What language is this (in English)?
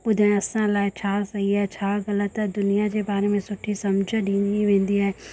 Sindhi